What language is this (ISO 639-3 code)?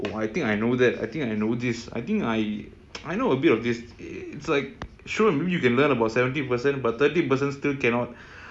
eng